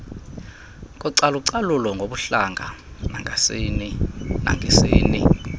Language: Xhosa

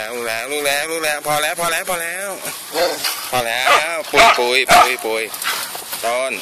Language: Thai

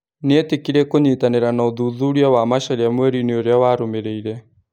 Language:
Kikuyu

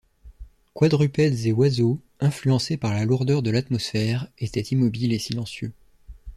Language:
French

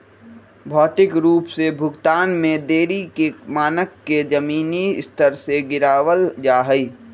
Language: Magahi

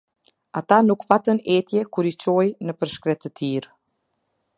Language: Albanian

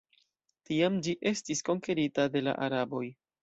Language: Esperanto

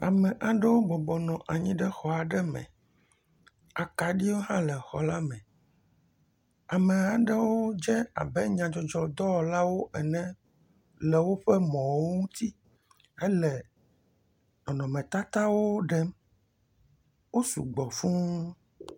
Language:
Ewe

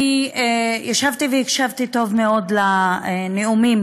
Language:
Hebrew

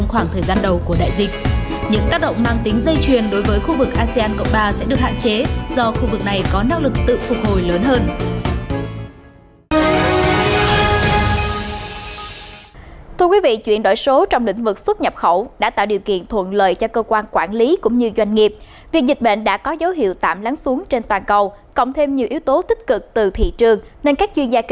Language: Vietnamese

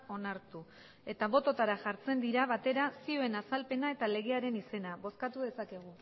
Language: Basque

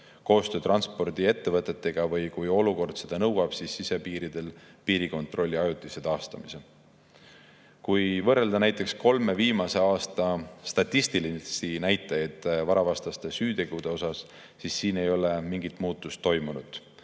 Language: Estonian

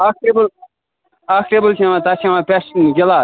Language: Kashmiri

